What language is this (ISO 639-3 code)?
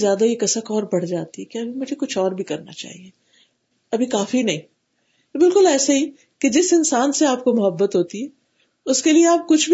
urd